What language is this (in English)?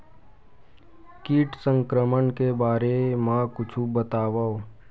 Chhattisgarhi